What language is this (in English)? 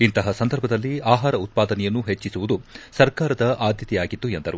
Kannada